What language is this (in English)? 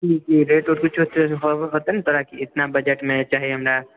Maithili